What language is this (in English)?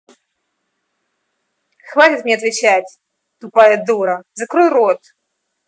Russian